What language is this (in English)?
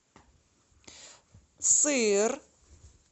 Russian